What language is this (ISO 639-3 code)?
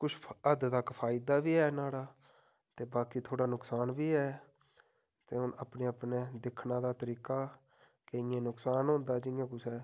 doi